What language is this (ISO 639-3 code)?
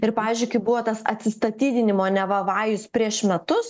lit